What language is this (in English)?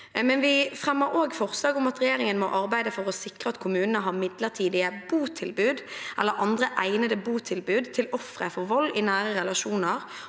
Norwegian